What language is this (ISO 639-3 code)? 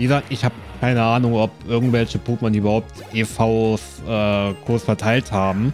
deu